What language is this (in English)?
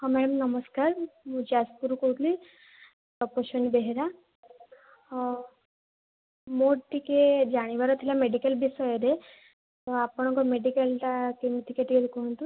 Odia